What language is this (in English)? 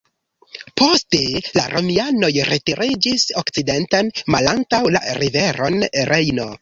Esperanto